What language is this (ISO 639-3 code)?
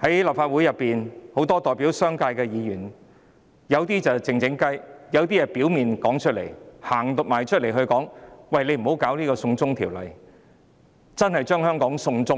yue